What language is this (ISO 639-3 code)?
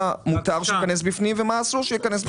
heb